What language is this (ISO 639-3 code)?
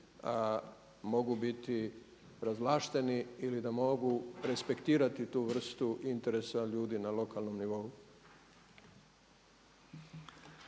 hrv